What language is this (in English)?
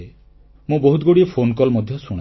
Odia